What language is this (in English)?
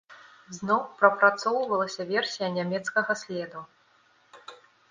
Belarusian